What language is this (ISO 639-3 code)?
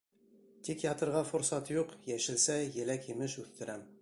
bak